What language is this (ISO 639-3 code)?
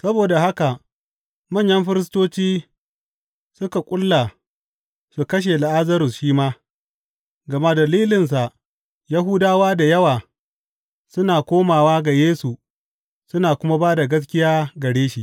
hau